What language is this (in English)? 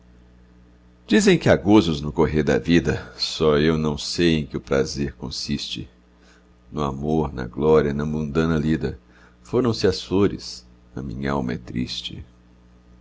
Portuguese